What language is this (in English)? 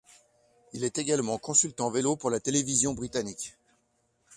French